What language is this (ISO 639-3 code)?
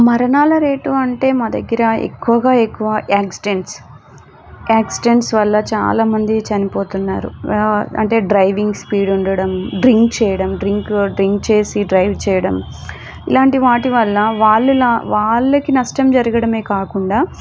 tel